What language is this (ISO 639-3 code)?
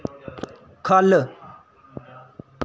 doi